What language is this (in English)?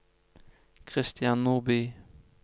Norwegian